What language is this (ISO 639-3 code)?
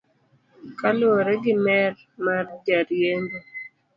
luo